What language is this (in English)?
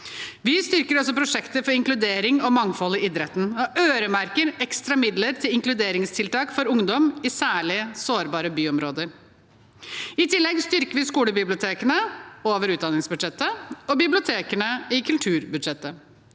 Norwegian